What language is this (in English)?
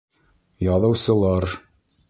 Bashkir